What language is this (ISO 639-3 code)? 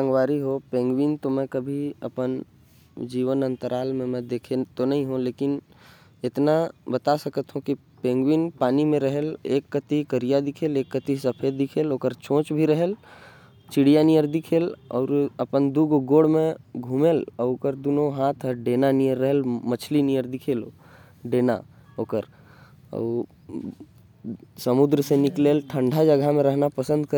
kfp